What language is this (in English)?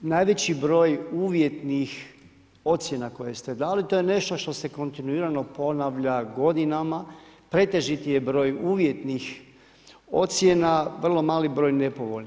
Croatian